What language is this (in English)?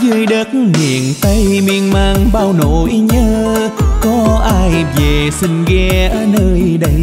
Vietnamese